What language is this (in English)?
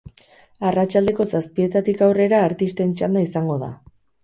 Basque